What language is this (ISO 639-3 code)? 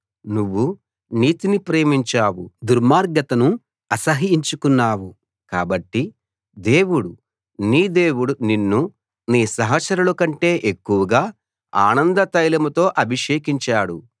tel